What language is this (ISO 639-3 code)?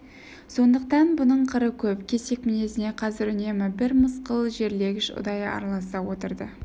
kaz